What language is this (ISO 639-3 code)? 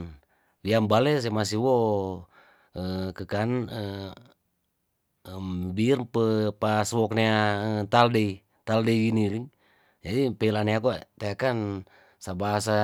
tdn